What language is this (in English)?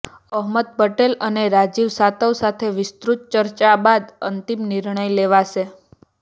Gujarati